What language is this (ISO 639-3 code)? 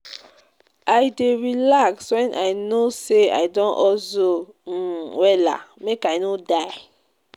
pcm